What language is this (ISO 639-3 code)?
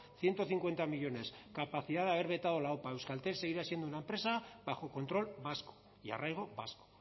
spa